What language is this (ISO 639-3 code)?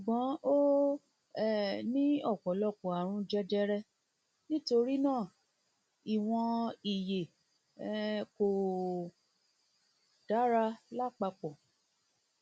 yor